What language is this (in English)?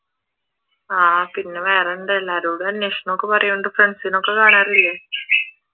Malayalam